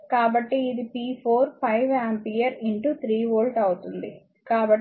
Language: Telugu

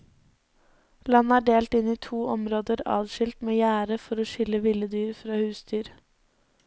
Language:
Norwegian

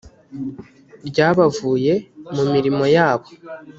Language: Kinyarwanda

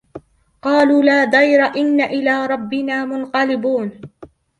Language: Arabic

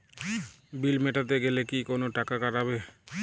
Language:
Bangla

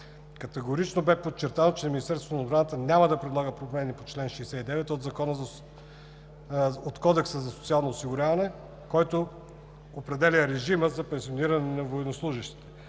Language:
Bulgarian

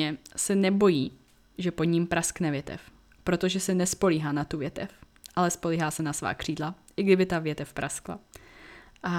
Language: Czech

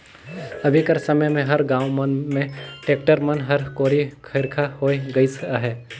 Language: Chhattisgarhi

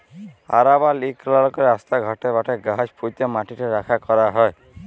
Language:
Bangla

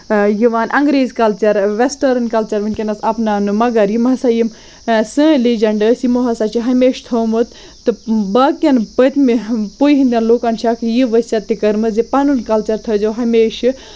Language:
Kashmiri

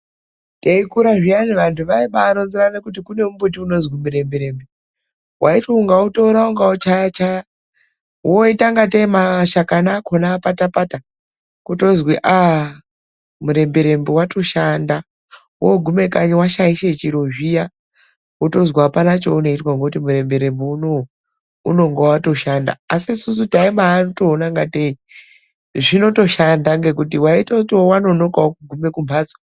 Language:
Ndau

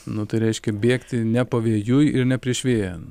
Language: Lithuanian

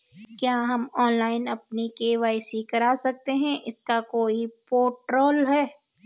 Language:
Hindi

